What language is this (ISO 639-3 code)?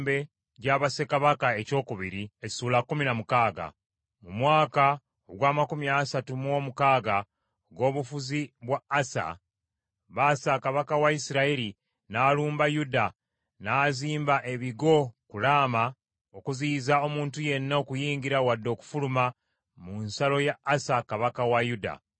lug